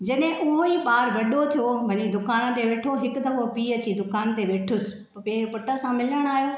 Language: Sindhi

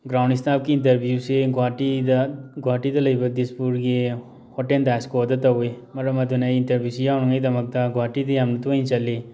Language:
Manipuri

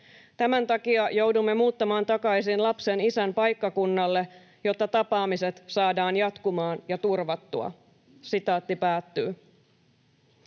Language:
Finnish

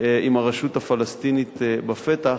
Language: Hebrew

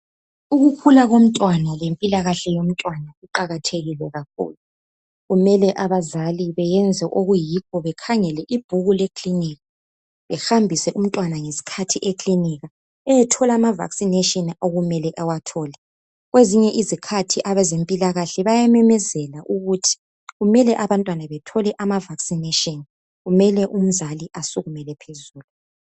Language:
North Ndebele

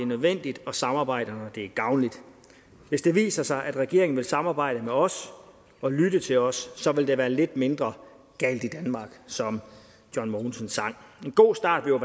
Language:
Danish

